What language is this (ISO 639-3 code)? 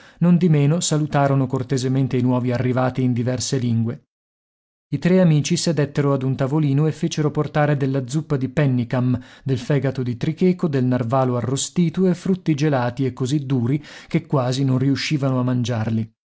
ita